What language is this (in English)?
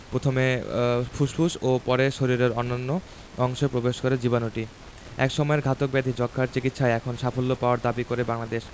Bangla